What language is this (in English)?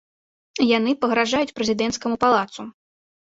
Belarusian